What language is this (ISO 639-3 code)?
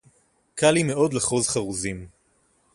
heb